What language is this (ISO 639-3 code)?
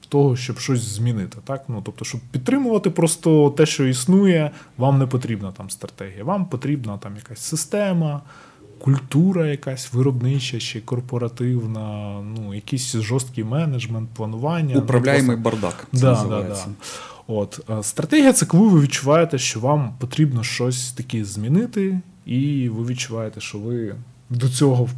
ukr